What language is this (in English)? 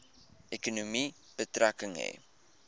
Afrikaans